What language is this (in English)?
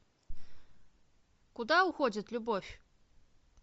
Russian